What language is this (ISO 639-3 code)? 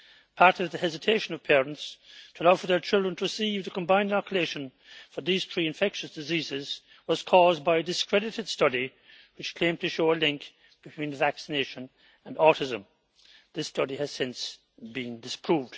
eng